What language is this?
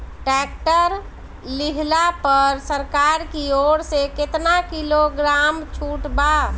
Bhojpuri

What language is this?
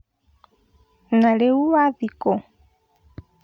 Kikuyu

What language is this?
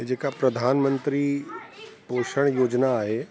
Sindhi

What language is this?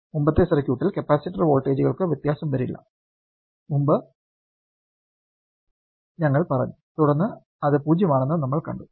Malayalam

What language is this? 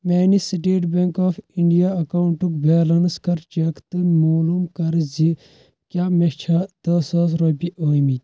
Kashmiri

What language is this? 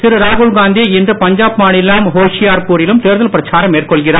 Tamil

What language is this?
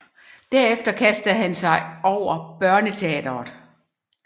Danish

